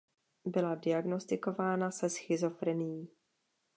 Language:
Czech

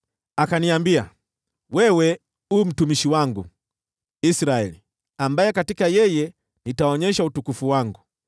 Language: Swahili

